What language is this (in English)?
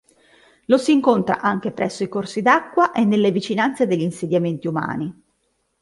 Italian